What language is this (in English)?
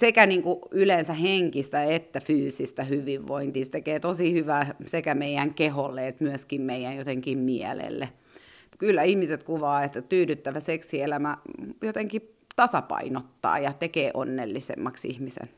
Finnish